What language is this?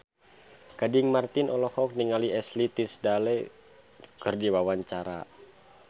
Sundanese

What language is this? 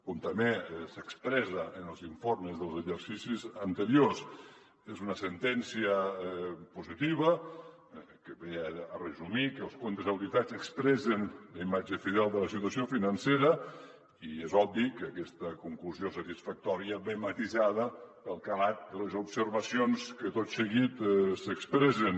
Catalan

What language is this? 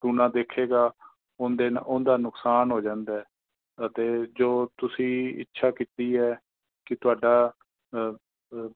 Punjabi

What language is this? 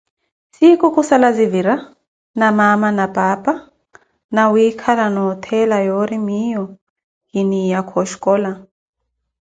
Koti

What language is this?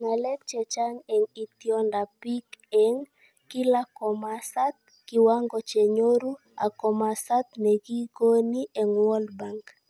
Kalenjin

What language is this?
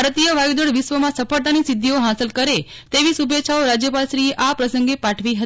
Gujarati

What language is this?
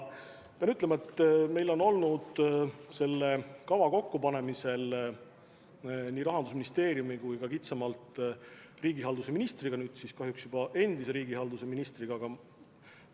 Estonian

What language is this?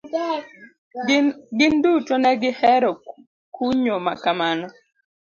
Luo (Kenya and Tanzania)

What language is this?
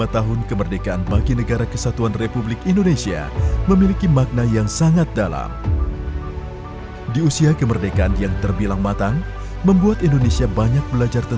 Indonesian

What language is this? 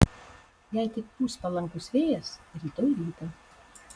Lithuanian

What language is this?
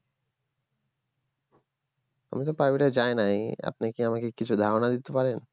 Bangla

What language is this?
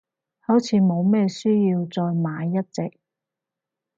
Cantonese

